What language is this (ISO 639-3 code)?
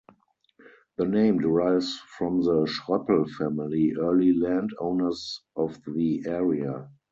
eng